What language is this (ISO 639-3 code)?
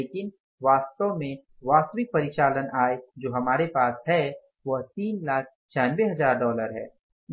hin